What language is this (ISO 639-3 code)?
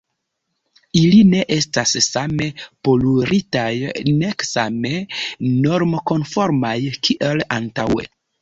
epo